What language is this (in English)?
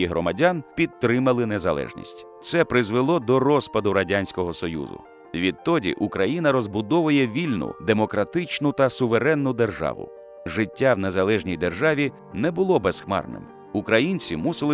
Ukrainian